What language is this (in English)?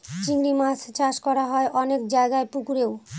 Bangla